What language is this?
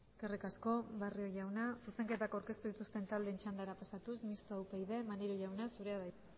Basque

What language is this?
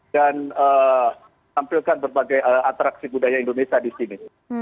Indonesian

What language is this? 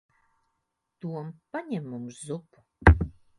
Latvian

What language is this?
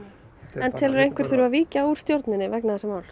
Icelandic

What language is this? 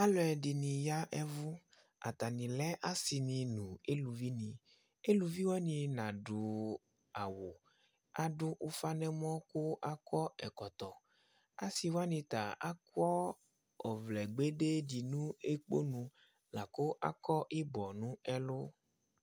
Ikposo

